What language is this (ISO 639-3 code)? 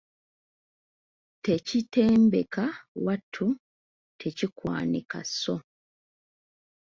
lug